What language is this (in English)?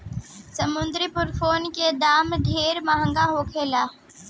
Bhojpuri